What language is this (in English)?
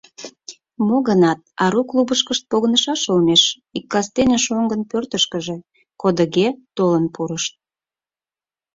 Mari